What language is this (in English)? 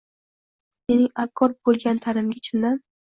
Uzbek